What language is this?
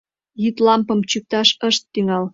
Mari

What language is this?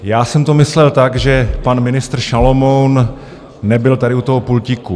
Czech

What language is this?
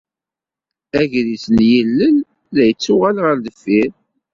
Kabyle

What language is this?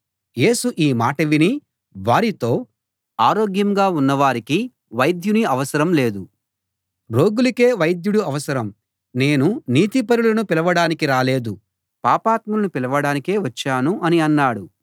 Telugu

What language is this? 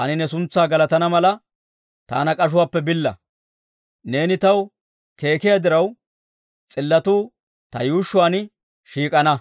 Dawro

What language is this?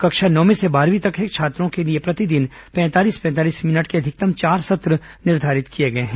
Hindi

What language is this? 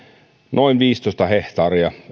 Finnish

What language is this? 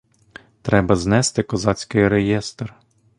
Ukrainian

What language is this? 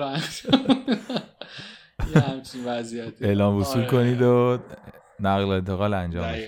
Persian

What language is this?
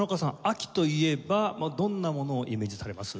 Japanese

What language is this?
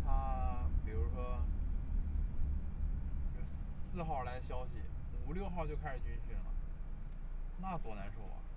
Chinese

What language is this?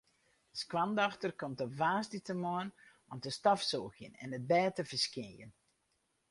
Western Frisian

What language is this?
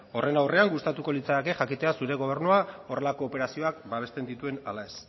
Basque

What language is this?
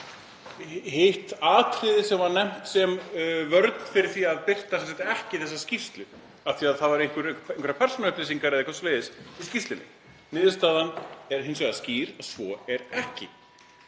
Icelandic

